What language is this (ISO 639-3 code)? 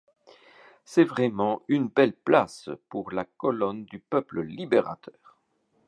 fra